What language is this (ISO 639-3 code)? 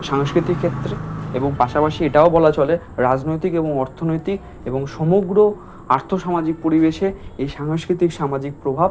ben